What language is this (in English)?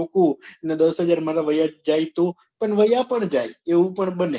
Gujarati